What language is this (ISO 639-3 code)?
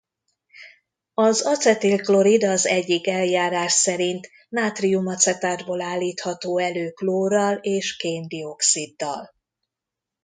hun